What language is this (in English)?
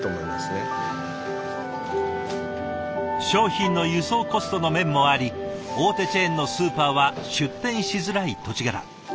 Japanese